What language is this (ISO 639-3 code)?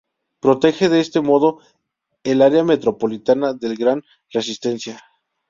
spa